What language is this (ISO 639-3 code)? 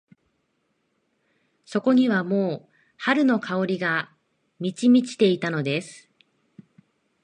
jpn